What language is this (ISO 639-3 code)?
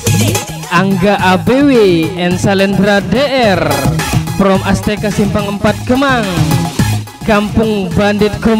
ind